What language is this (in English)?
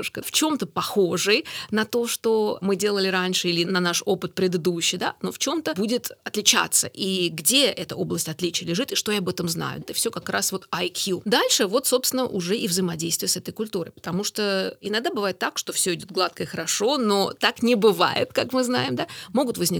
Russian